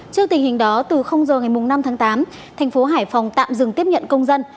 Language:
Vietnamese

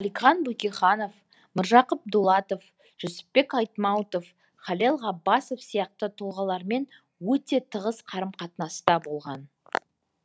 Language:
Kazakh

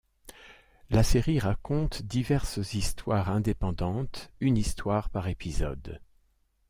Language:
French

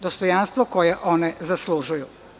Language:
Serbian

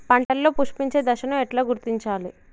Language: Telugu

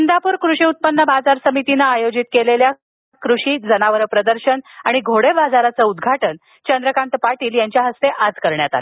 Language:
Marathi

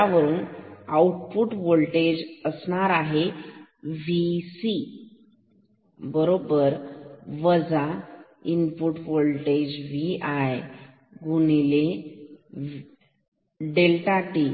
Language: Marathi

